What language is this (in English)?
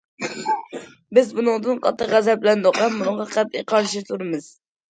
Uyghur